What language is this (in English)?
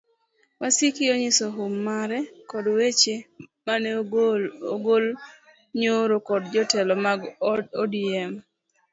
Luo (Kenya and Tanzania)